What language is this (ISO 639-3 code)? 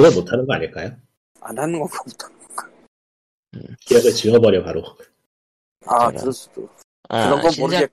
kor